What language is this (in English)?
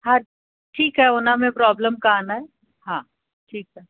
Sindhi